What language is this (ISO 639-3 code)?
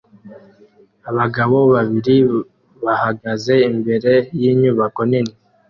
kin